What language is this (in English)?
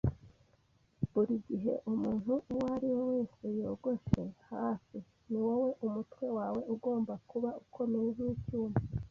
Kinyarwanda